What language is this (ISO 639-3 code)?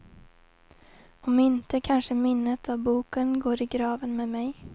swe